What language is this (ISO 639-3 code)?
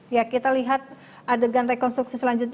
ind